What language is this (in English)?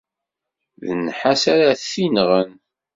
Kabyle